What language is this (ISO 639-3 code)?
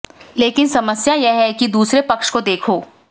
hin